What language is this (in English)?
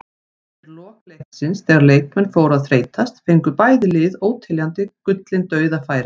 Icelandic